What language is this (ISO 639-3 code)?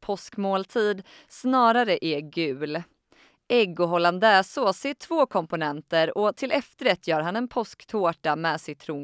swe